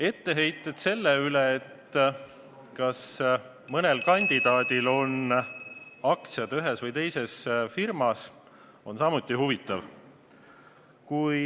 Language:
Estonian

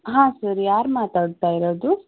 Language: Kannada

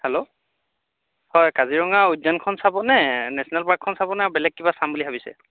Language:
Assamese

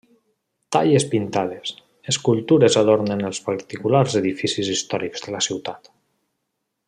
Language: Catalan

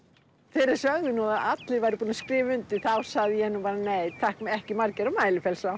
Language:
Icelandic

